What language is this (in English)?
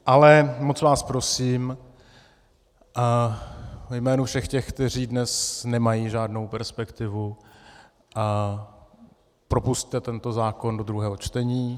Czech